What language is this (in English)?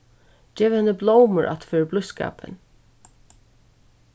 Faroese